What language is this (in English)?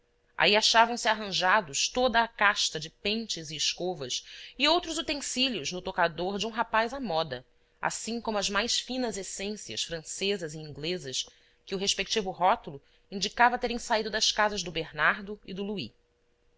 Portuguese